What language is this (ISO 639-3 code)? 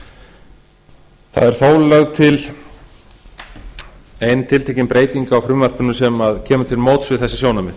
isl